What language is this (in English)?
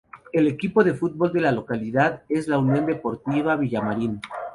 Spanish